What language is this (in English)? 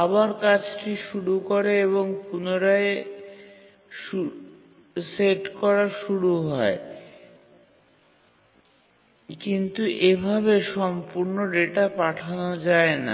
Bangla